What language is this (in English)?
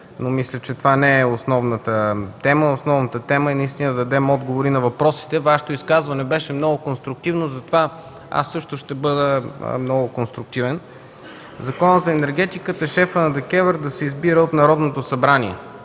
Bulgarian